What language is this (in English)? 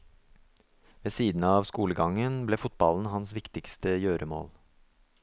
Norwegian